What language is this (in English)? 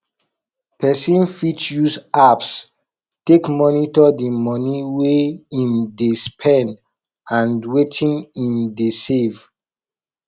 Nigerian Pidgin